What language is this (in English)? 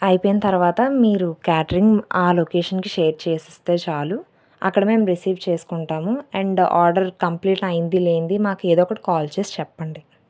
Telugu